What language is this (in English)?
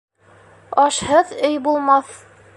Bashkir